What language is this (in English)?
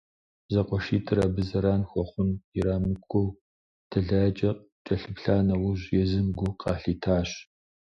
Kabardian